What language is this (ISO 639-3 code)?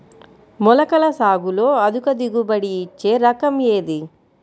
tel